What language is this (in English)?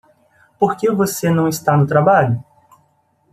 Portuguese